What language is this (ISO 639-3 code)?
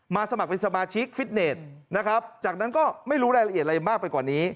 tha